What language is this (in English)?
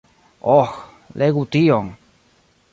Esperanto